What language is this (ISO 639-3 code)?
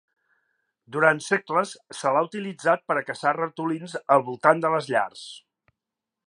cat